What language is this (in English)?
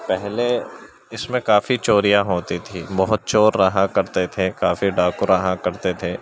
Urdu